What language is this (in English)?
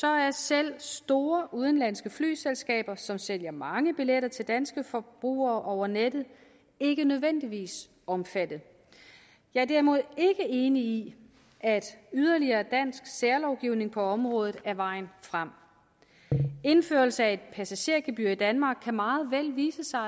Danish